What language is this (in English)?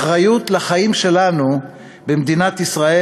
Hebrew